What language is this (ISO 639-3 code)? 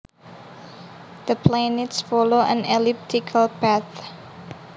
jav